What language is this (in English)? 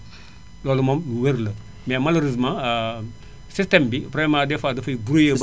Wolof